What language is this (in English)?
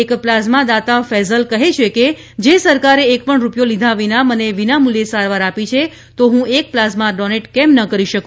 Gujarati